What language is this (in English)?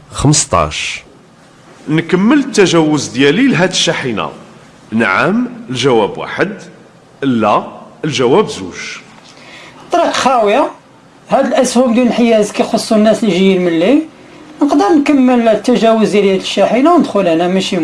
Arabic